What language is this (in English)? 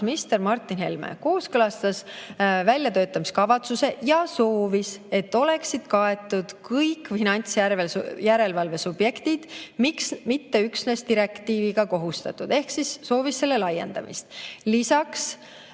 Estonian